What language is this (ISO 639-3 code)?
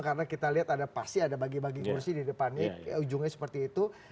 ind